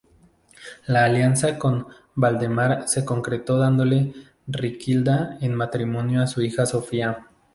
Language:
Spanish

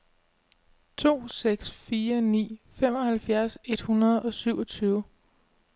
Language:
Danish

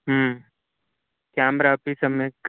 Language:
Sanskrit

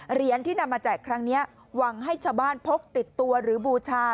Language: Thai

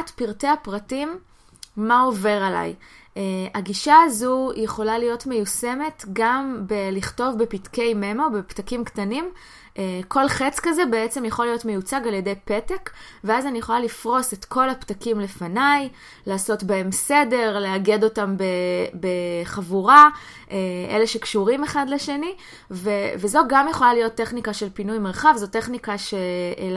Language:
Hebrew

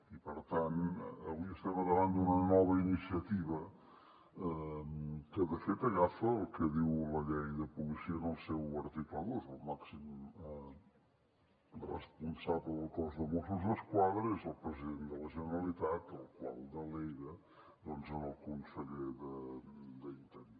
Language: Catalan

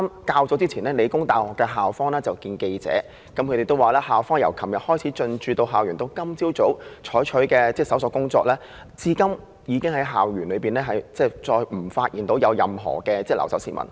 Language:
Cantonese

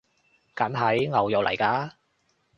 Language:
Cantonese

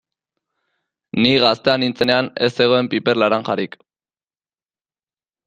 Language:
Basque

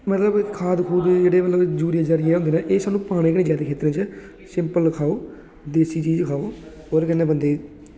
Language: Dogri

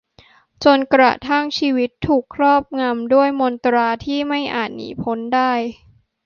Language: Thai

